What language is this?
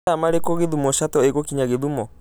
Kikuyu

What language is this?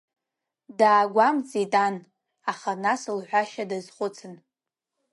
Abkhazian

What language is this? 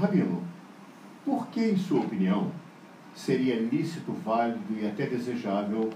Portuguese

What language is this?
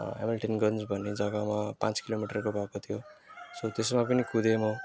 Nepali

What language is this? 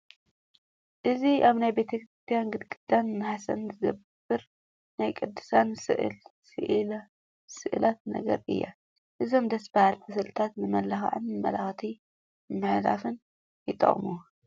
Tigrinya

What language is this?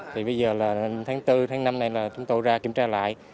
Vietnamese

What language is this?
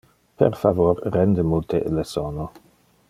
Interlingua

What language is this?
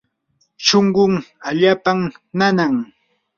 Yanahuanca Pasco Quechua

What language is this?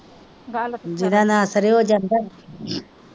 Punjabi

